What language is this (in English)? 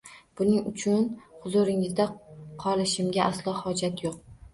Uzbek